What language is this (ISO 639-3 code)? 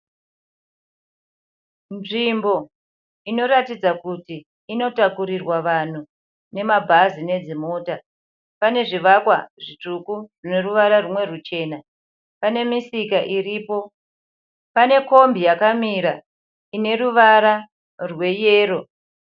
sna